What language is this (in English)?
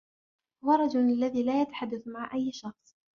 Arabic